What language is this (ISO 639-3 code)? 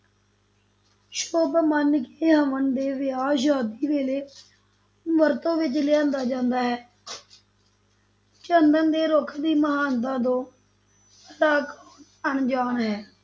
pan